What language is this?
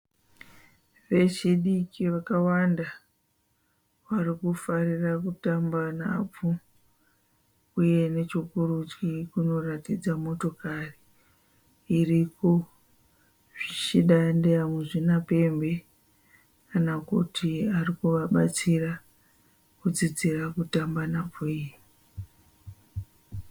Shona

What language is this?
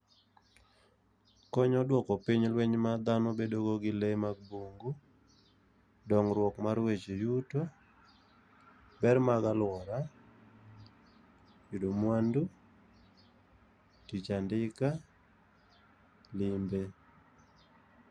Luo (Kenya and Tanzania)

